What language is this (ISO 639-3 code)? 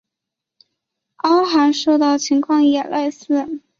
zho